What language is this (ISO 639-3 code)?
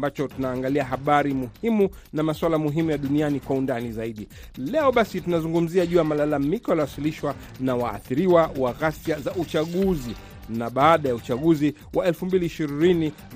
swa